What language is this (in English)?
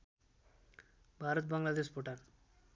Nepali